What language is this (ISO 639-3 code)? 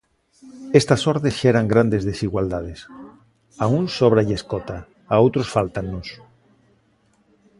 glg